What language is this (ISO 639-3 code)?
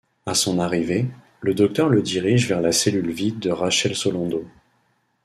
fra